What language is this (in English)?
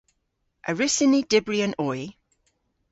Cornish